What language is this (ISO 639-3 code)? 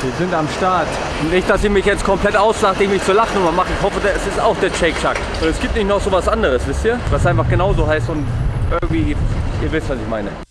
deu